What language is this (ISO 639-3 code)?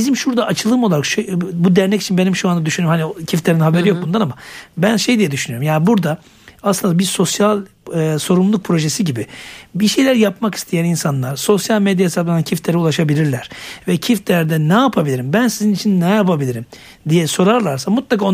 tur